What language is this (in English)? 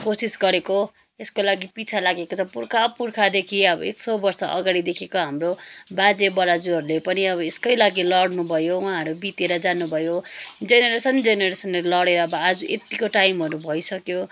Nepali